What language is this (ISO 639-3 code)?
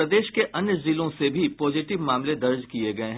hin